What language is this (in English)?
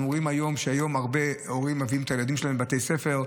Hebrew